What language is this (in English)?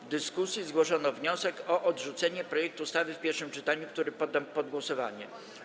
Polish